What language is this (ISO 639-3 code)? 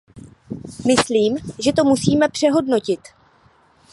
ces